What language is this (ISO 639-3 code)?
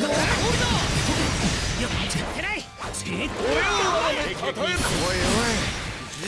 jpn